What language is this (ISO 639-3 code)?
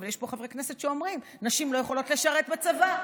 heb